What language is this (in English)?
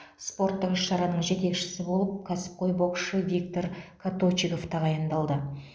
Kazakh